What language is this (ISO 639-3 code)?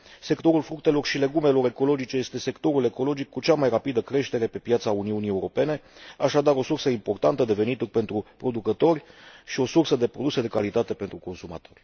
ron